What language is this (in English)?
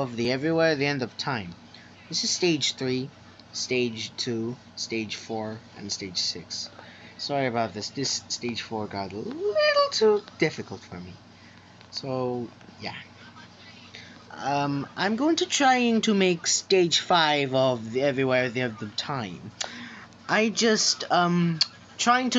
English